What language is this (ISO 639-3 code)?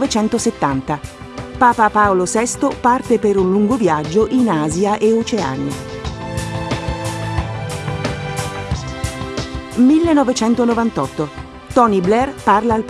ita